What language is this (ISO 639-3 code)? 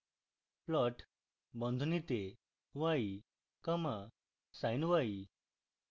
ben